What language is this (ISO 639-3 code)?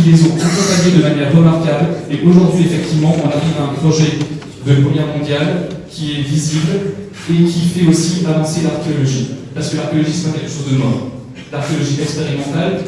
fra